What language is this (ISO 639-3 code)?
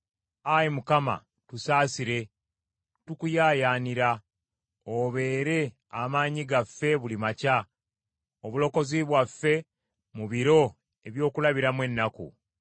lug